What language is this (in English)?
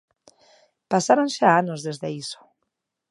Galician